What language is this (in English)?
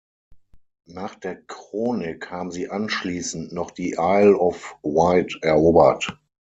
German